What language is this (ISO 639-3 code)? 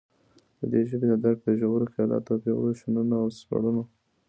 pus